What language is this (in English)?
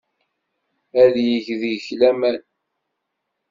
Kabyle